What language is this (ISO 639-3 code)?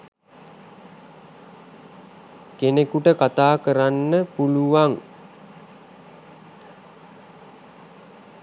sin